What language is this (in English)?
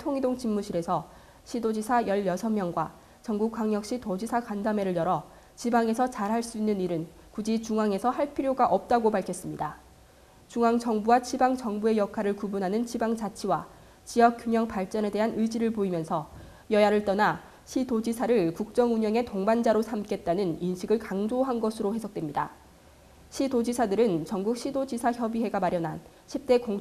Korean